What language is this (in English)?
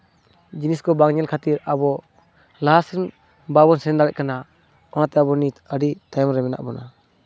Santali